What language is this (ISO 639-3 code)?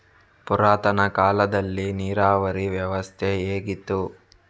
kan